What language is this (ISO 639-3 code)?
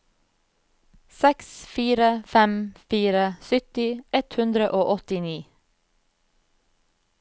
nor